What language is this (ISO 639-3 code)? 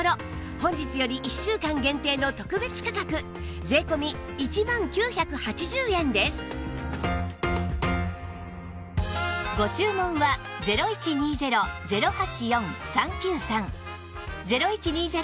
jpn